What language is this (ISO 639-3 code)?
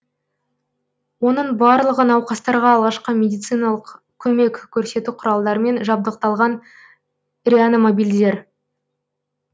kaz